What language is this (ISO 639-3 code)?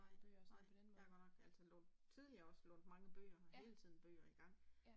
dan